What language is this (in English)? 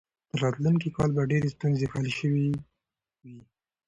Pashto